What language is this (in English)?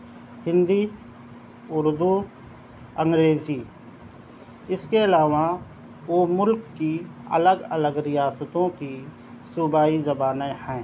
Urdu